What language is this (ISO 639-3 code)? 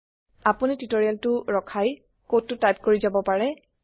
asm